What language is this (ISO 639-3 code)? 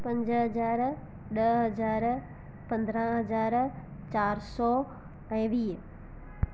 snd